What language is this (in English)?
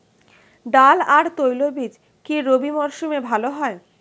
Bangla